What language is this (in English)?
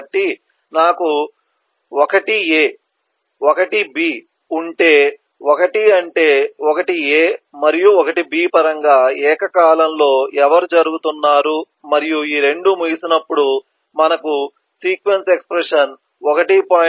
Telugu